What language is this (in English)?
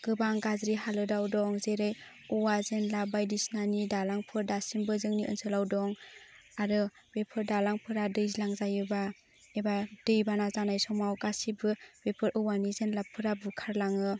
Bodo